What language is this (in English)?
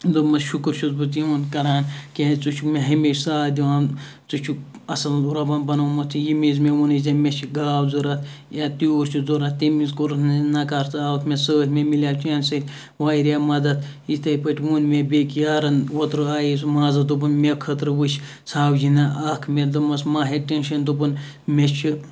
Kashmiri